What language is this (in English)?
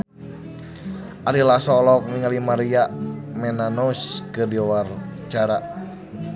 Sundanese